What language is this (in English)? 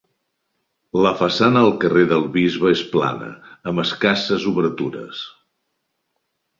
Catalan